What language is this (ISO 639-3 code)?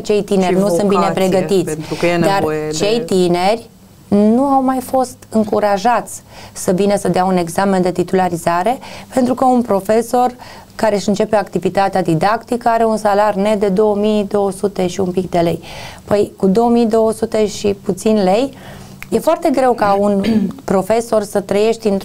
ron